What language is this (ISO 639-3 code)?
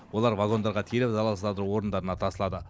kaz